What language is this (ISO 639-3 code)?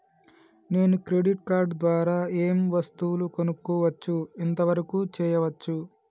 tel